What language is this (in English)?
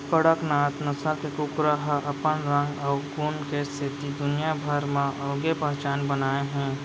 Chhattisgarhi